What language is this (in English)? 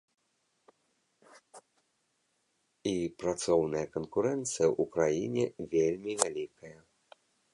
Belarusian